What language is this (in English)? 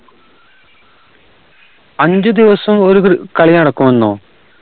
Malayalam